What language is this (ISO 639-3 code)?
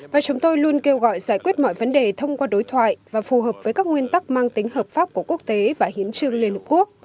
vie